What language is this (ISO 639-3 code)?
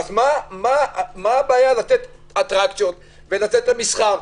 heb